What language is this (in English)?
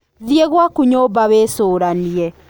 Kikuyu